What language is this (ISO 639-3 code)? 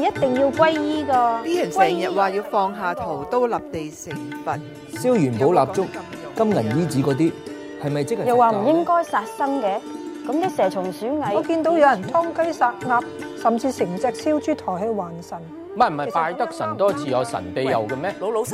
zho